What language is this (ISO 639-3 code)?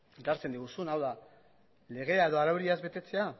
eus